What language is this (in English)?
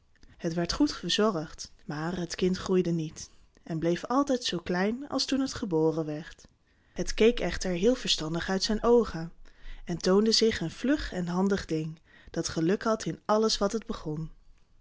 Dutch